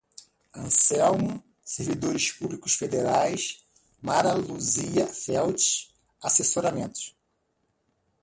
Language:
Portuguese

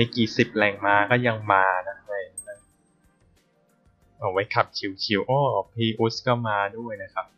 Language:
Thai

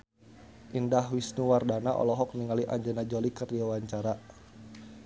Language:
Sundanese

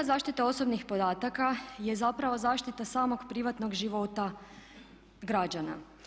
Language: Croatian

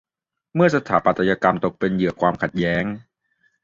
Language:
Thai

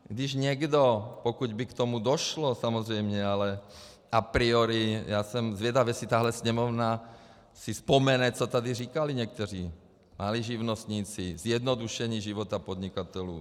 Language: Czech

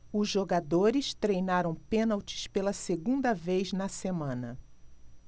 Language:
Portuguese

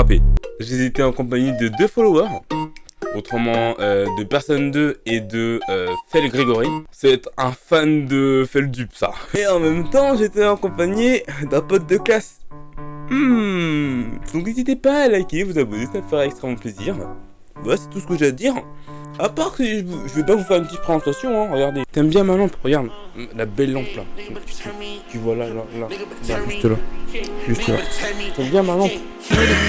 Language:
French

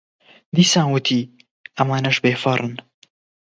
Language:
Central Kurdish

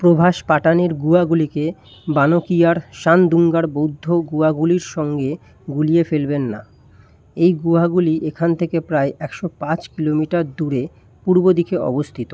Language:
Bangla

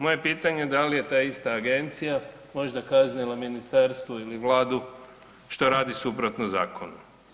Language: Croatian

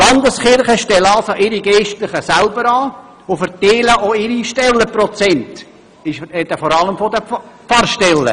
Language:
Swiss German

